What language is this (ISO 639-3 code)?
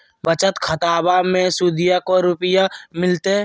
mag